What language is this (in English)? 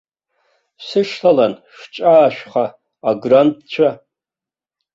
Abkhazian